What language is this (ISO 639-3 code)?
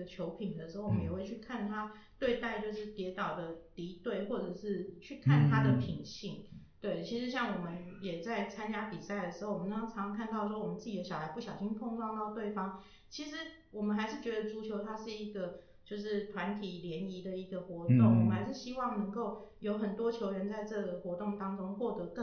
zho